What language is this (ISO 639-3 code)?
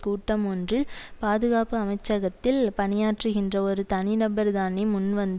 tam